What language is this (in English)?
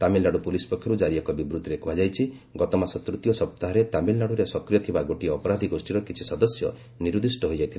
Odia